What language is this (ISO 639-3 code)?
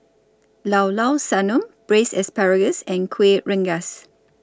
eng